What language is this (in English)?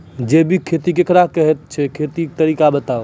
Maithili